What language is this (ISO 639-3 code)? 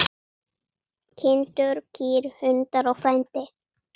isl